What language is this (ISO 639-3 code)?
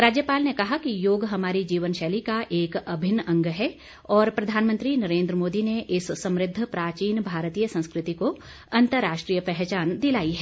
hin